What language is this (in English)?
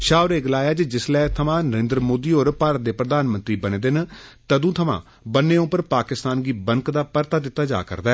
Dogri